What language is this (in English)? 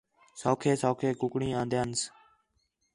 Khetrani